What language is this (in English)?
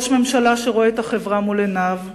Hebrew